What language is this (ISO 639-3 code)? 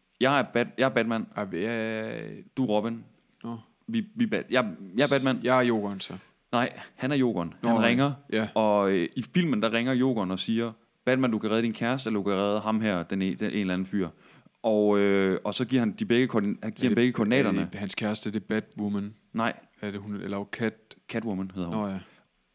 dan